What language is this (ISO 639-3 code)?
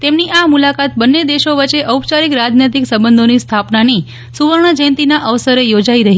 guj